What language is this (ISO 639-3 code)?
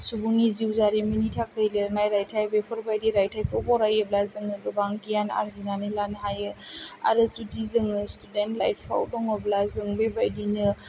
brx